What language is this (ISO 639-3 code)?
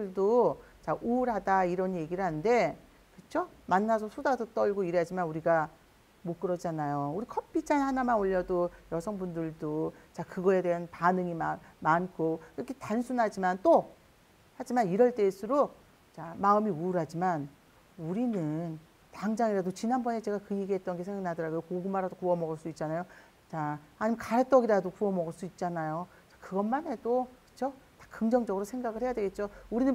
kor